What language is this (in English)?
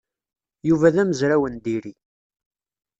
Kabyle